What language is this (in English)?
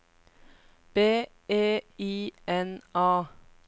Norwegian